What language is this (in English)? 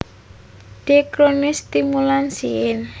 Javanese